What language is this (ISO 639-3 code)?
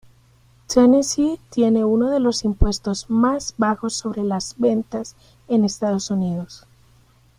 spa